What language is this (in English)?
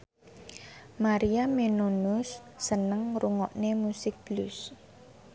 Javanese